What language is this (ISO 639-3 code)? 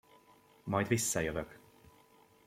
hun